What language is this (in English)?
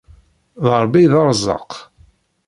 Kabyle